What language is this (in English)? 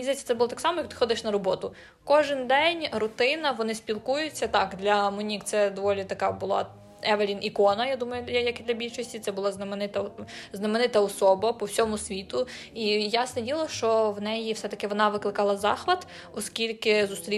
Ukrainian